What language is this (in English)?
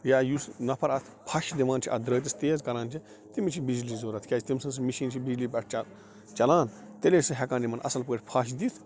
Kashmiri